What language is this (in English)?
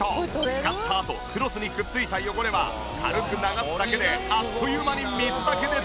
Japanese